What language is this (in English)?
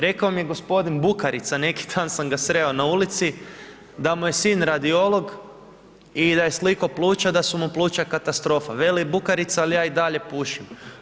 Croatian